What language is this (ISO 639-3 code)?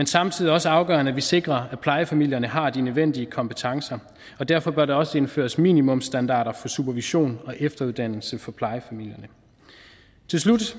dan